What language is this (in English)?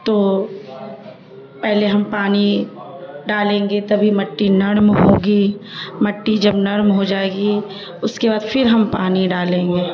Urdu